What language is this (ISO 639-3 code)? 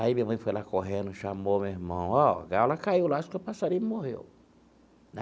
por